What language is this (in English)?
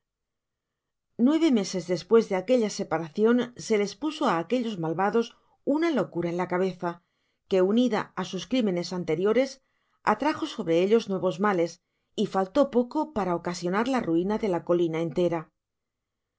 Spanish